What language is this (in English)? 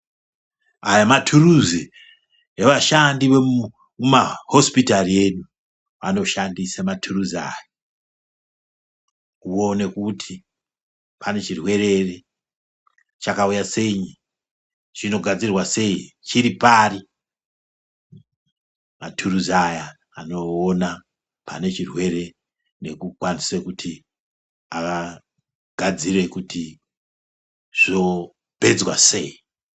Ndau